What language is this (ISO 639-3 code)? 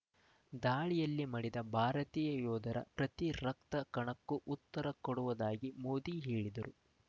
kan